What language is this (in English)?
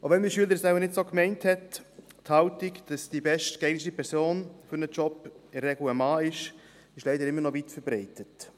Swiss German